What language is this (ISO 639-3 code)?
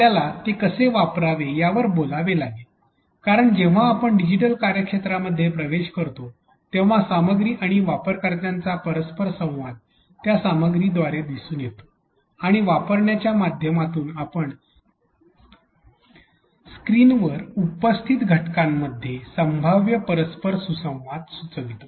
mar